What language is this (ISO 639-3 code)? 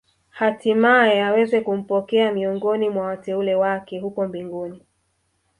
swa